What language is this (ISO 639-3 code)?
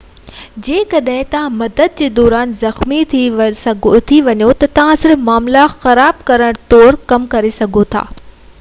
snd